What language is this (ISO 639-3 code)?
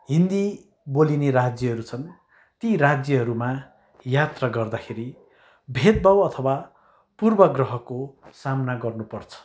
nep